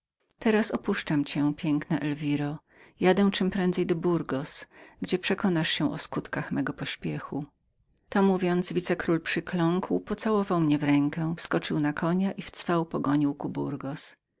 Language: Polish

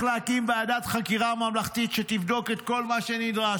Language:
Hebrew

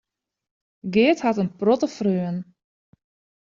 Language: Western Frisian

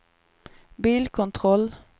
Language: Swedish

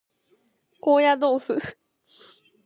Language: Japanese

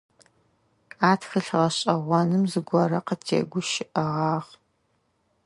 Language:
Adyghe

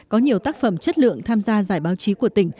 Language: Vietnamese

